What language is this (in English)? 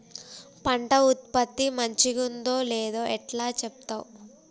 Telugu